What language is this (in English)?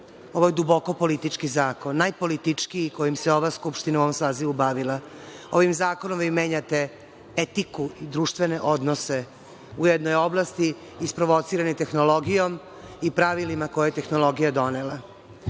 Serbian